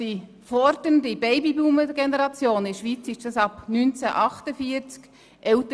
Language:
Swiss German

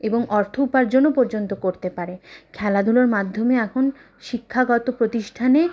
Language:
Bangla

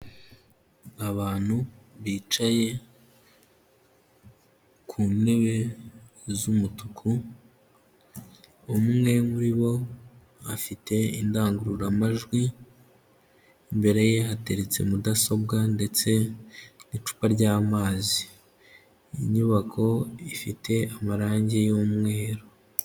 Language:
Kinyarwanda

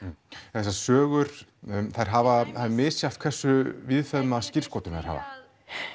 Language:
Icelandic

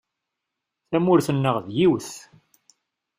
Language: Kabyle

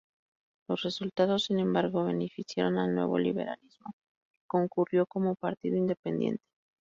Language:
Spanish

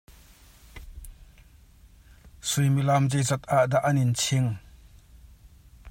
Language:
Hakha Chin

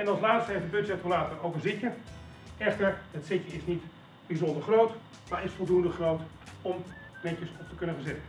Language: Dutch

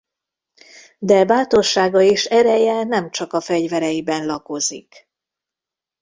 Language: Hungarian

